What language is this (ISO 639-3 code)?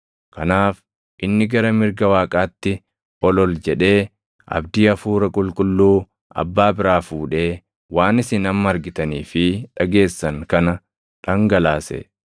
orm